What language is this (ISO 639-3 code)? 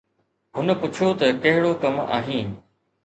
snd